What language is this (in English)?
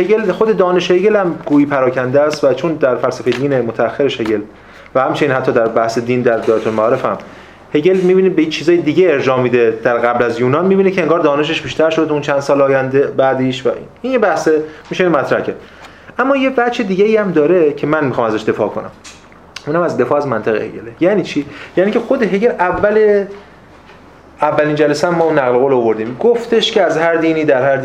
Persian